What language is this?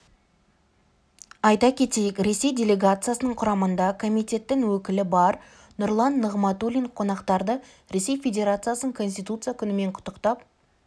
Kazakh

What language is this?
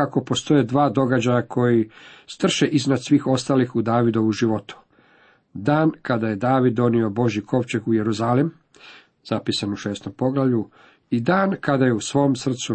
Croatian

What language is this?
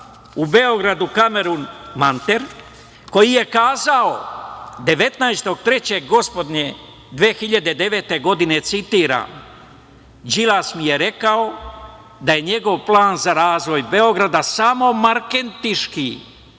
Serbian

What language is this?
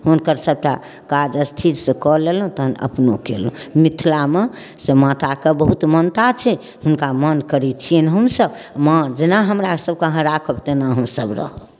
Maithili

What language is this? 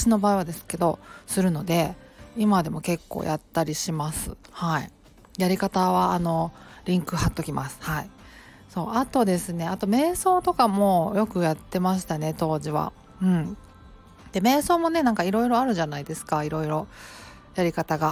Japanese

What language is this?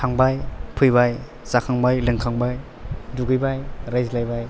Bodo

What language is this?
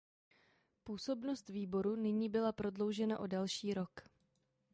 Czech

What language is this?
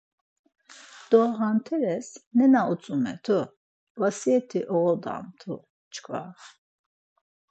Laz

